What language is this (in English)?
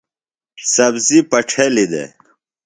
Phalura